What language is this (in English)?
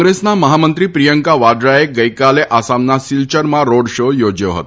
Gujarati